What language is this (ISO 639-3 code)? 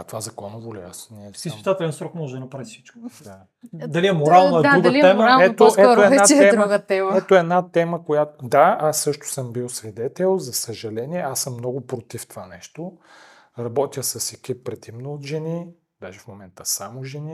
bul